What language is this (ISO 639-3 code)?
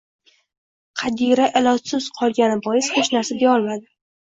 uzb